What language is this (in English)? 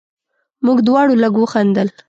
Pashto